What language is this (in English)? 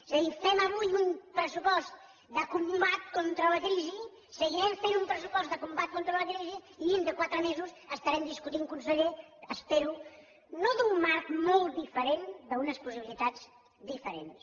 Catalan